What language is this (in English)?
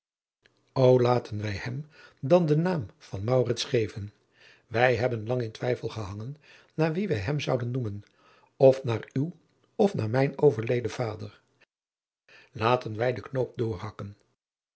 Dutch